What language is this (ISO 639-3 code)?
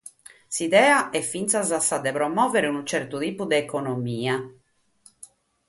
srd